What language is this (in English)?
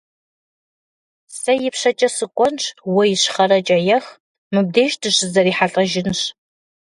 Kabardian